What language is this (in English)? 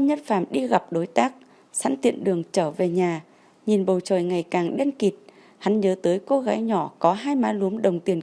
Vietnamese